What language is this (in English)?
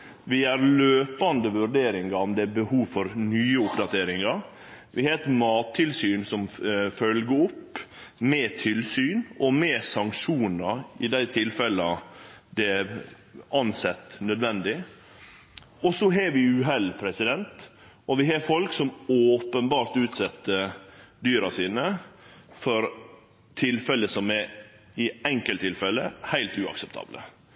Norwegian Nynorsk